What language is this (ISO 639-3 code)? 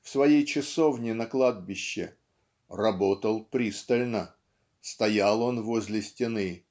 rus